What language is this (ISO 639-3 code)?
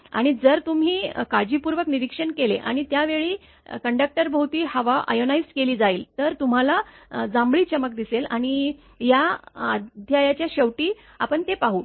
mar